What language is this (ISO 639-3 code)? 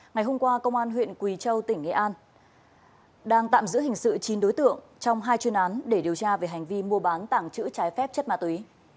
vie